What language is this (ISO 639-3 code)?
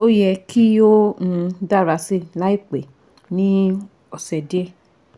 yor